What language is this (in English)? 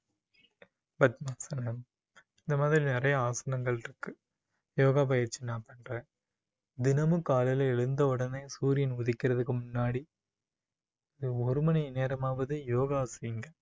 Tamil